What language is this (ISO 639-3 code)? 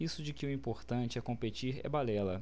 por